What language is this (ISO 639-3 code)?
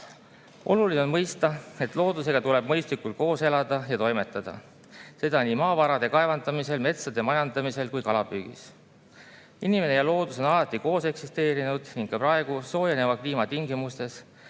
est